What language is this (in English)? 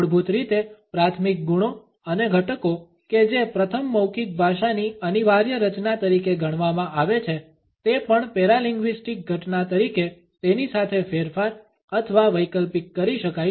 Gujarati